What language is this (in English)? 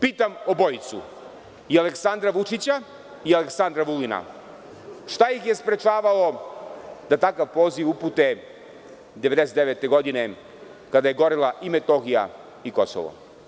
Serbian